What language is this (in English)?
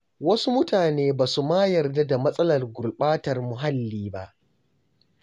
Hausa